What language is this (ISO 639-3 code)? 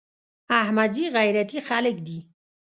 pus